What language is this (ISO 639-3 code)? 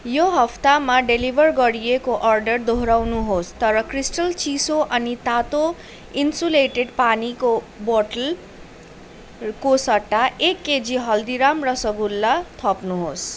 nep